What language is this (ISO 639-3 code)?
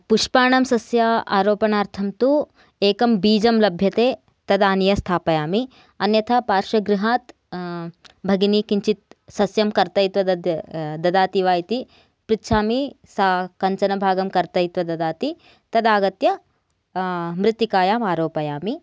san